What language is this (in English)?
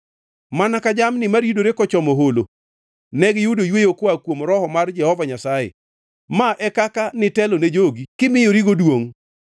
Luo (Kenya and Tanzania)